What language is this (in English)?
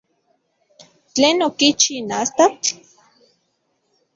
Central Puebla Nahuatl